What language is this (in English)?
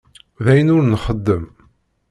Kabyle